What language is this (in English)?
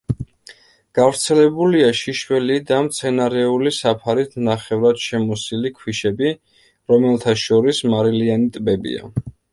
Georgian